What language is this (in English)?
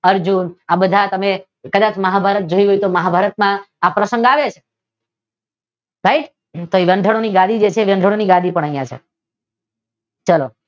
Gujarati